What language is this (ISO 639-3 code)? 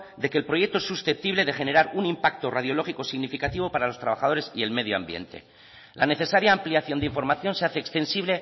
spa